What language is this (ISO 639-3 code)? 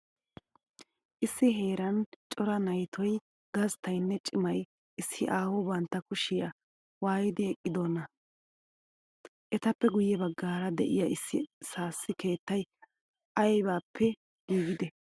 wal